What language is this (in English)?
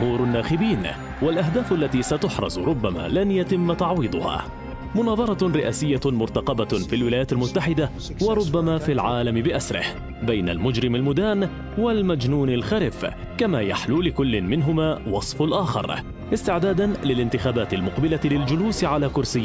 Arabic